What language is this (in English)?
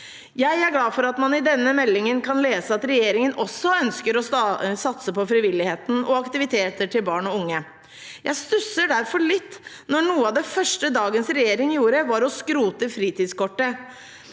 Norwegian